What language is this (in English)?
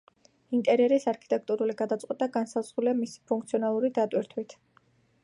Georgian